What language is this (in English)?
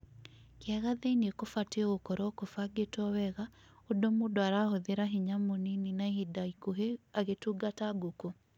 Kikuyu